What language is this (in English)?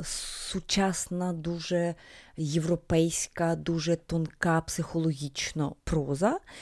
Ukrainian